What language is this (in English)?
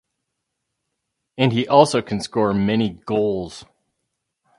English